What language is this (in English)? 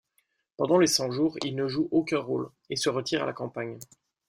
French